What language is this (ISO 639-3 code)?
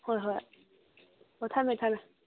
mni